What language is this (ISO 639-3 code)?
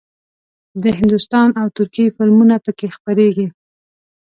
pus